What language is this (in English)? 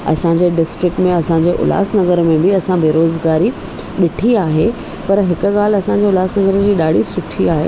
Sindhi